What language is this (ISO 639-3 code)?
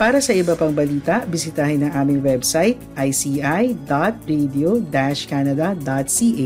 fil